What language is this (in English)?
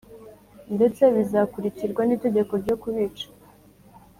Kinyarwanda